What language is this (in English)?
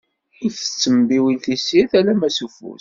Kabyle